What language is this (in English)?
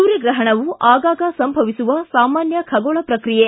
Kannada